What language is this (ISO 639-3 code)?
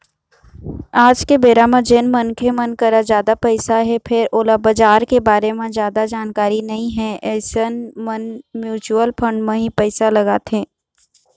hne